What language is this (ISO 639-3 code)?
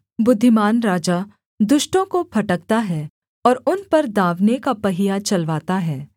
hin